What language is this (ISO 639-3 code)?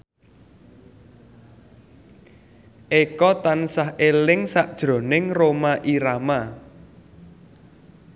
jav